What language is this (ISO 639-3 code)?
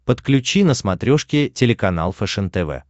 rus